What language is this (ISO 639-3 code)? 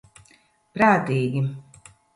lav